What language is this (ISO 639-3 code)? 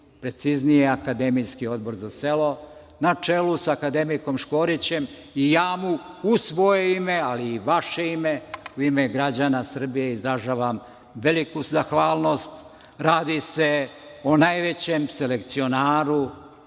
srp